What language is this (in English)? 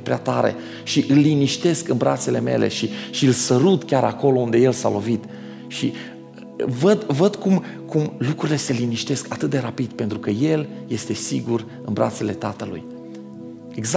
Romanian